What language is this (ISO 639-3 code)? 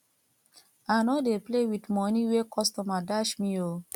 pcm